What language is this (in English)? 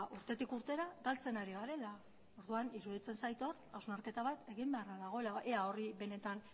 Basque